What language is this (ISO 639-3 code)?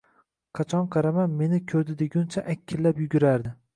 uzb